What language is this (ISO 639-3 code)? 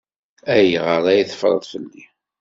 kab